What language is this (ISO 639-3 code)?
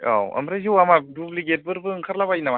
brx